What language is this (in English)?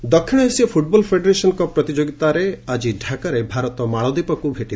Odia